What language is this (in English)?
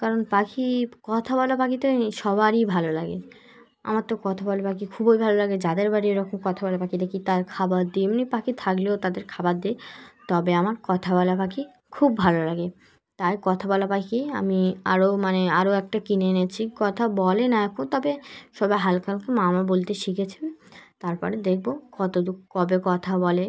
Bangla